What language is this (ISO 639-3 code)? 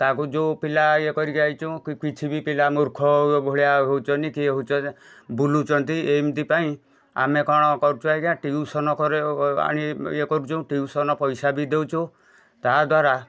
ori